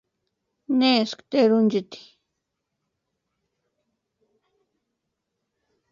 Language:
Western Highland Purepecha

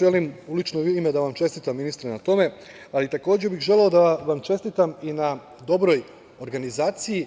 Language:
Serbian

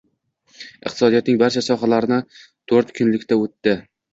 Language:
Uzbek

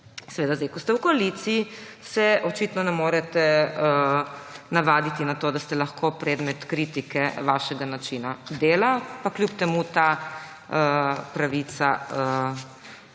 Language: Slovenian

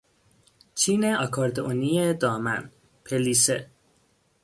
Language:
Persian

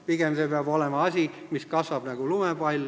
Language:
Estonian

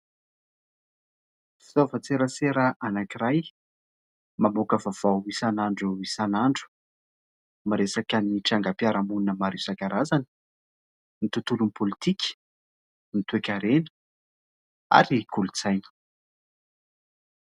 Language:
Malagasy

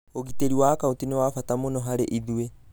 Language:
Kikuyu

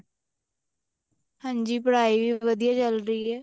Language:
Punjabi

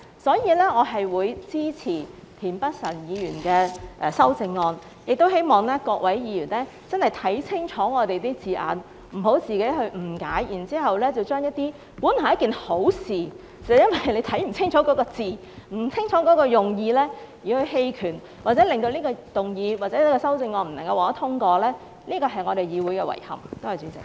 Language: Cantonese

